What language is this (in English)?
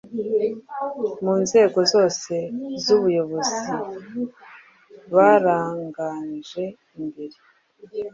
Kinyarwanda